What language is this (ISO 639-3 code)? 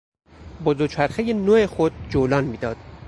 fas